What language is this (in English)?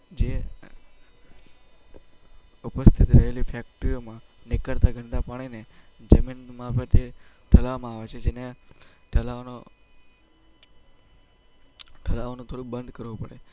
Gujarati